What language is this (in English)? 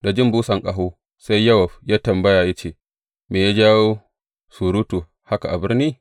Hausa